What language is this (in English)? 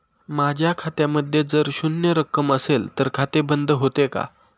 Marathi